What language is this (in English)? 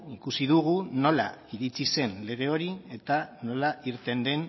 Basque